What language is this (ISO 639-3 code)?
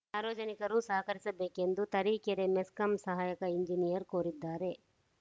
kan